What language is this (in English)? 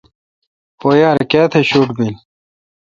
Kalkoti